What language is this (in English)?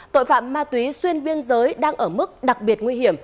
Vietnamese